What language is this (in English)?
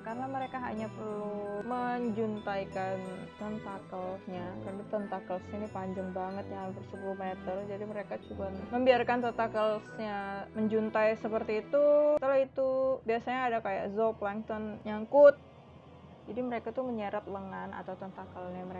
Indonesian